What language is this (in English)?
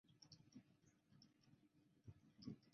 Chinese